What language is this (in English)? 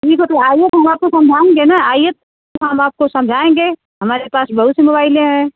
Hindi